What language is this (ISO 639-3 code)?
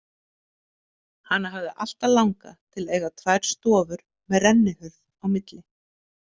isl